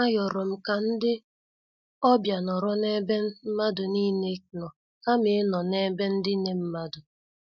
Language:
Igbo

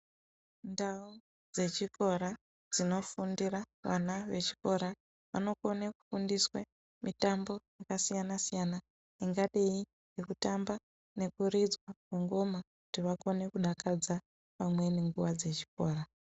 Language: Ndau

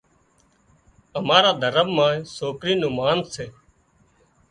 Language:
Wadiyara Koli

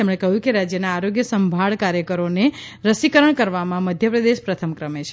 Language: Gujarati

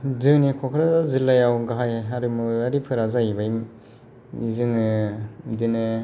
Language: Bodo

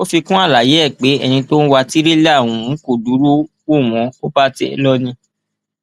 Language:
Yoruba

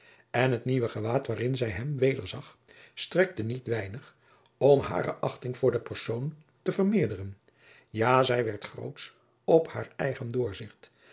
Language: Dutch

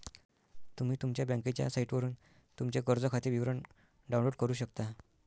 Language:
Marathi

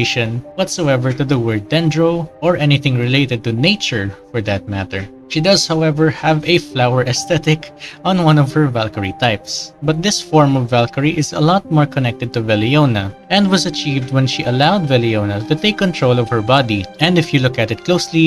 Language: English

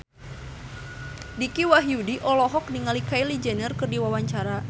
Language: Sundanese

